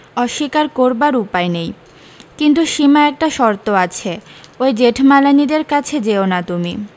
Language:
Bangla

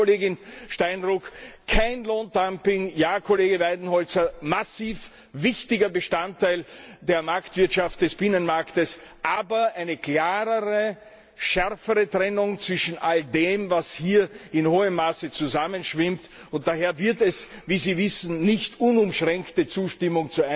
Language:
German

